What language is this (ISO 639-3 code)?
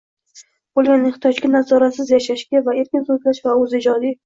uzb